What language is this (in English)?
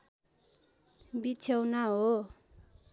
Nepali